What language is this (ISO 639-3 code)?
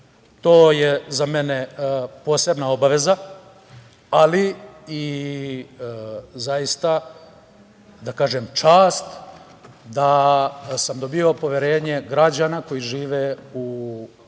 srp